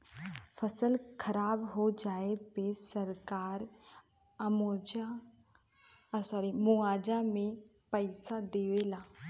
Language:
Bhojpuri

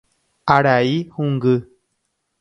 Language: Guarani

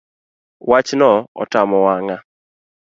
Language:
Luo (Kenya and Tanzania)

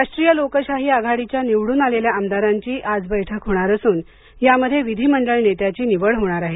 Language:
Marathi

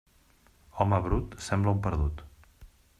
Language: Catalan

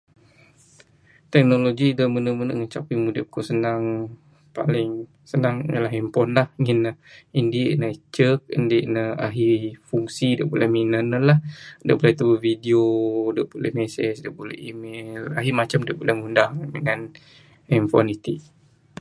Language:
Bukar-Sadung Bidayuh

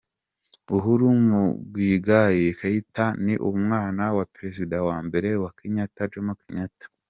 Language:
Kinyarwanda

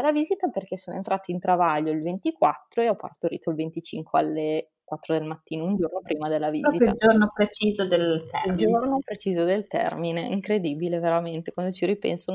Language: Italian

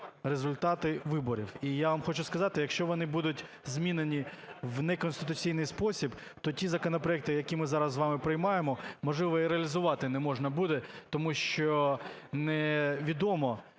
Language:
Ukrainian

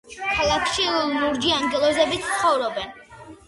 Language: Georgian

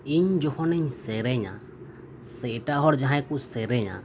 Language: Santali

